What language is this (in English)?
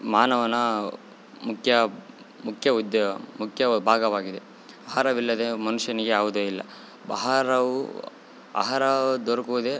Kannada